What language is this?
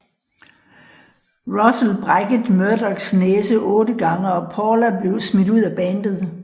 Danish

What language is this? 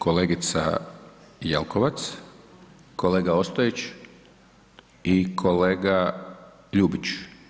Croatian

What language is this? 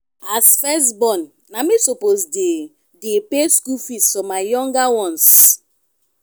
Nigerian Pidgin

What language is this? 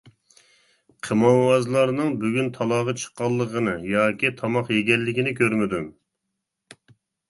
Uyghur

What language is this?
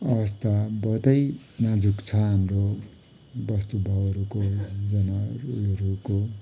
Nepali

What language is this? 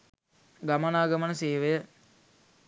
Sinhala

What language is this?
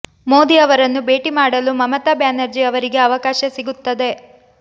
Kannada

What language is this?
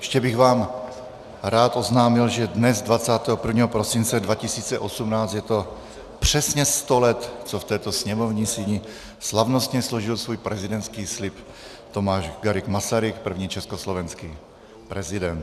Czech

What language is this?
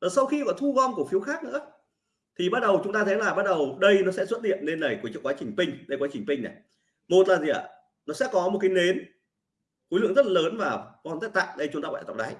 Vietnamese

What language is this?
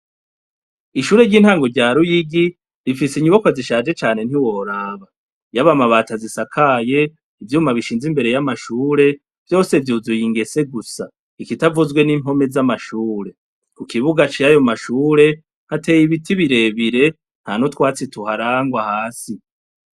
Rundi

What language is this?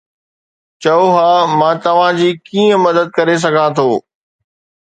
Sindhi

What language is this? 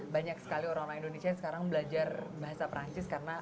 Indonesian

